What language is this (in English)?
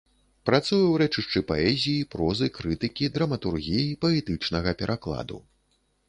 Belarusian